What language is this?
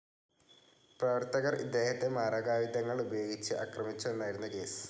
Malayalam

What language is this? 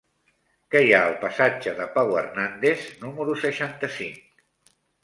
Catalan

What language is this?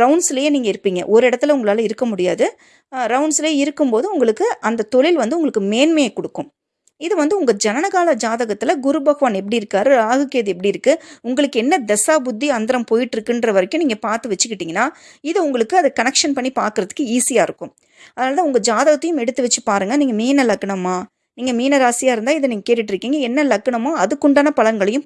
Tamil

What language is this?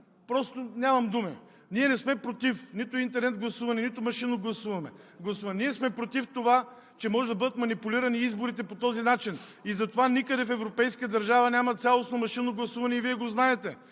Bulgarian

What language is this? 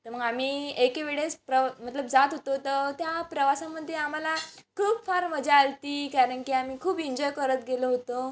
Marathi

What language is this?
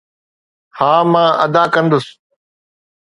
Sindhi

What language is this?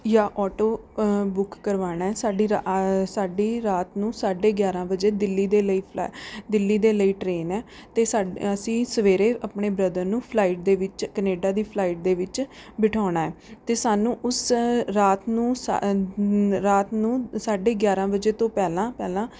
Punjabi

